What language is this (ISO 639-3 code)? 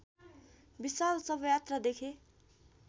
nep